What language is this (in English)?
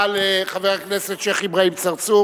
Hebrew